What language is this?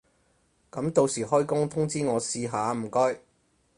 Cantonese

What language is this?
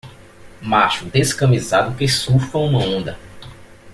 Portuguese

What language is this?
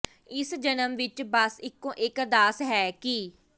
Punjabi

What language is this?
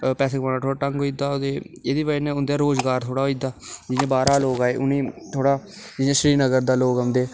Dogri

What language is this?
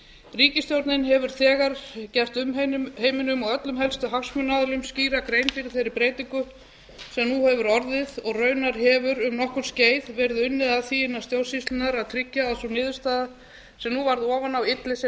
Icelandic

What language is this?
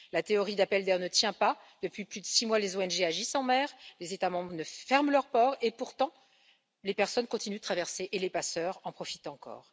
French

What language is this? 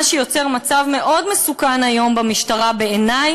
Hebrew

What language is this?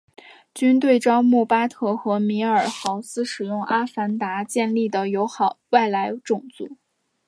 Chinese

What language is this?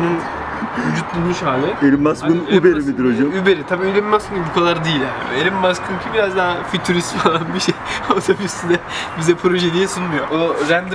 Turkish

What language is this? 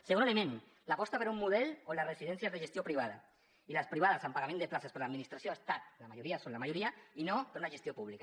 Catalan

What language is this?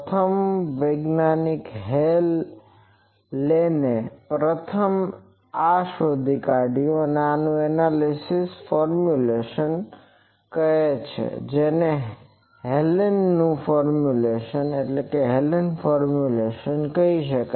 Gujarati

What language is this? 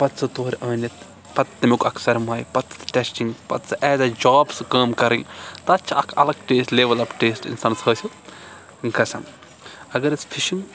Kashmiri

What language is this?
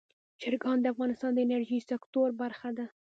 Pashto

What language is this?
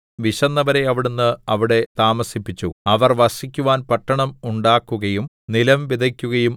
Malayalam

